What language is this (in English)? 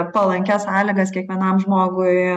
Lithuanian